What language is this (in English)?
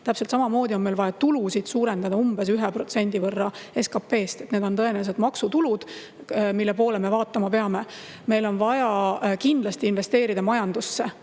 Estonian